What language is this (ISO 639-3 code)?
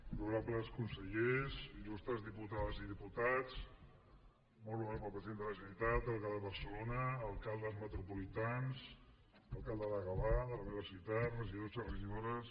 cat